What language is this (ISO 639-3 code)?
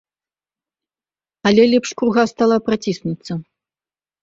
bel